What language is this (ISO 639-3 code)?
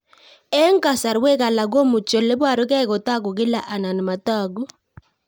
kln